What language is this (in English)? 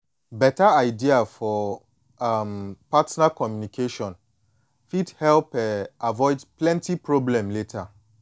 Nigerian Pidgin